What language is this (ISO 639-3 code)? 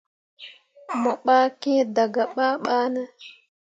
mua